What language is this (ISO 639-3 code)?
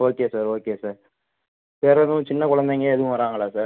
tam